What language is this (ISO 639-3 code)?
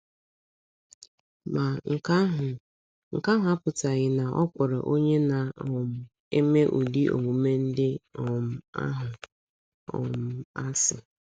ibo